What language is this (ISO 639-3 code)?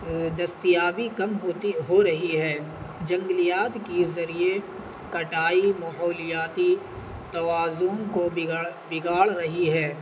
urd